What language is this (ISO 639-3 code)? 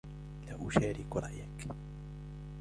ara